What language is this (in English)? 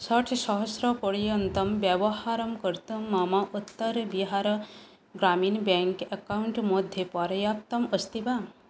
Sanskrit